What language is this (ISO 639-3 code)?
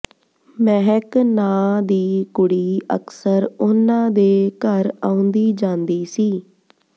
pan